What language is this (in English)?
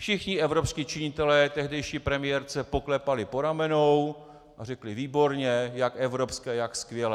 Czech